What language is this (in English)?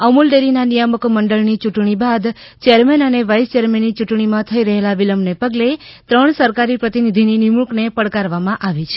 Gujarati